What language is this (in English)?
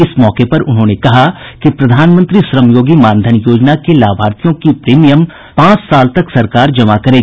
Hindi